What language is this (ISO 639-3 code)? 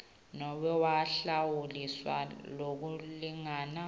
ssw